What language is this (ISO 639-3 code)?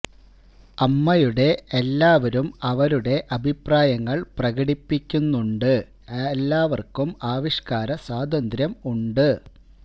mal